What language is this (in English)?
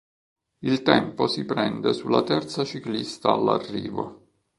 Italian